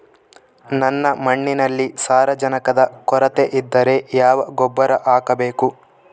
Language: Kannada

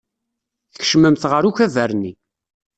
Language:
Kabyle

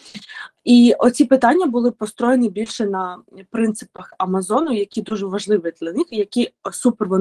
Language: Ukrainian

